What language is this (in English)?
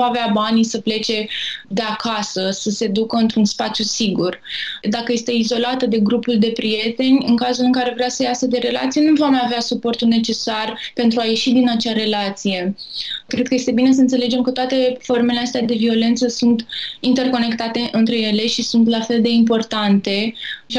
Romanian